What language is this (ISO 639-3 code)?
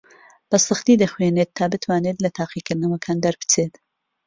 ckb